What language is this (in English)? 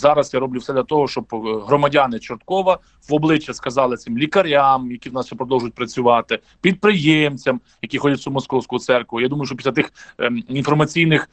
Ukrainian